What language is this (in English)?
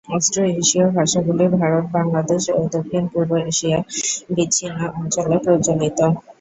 Bangla